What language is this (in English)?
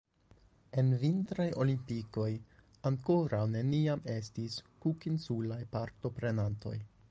Esperanto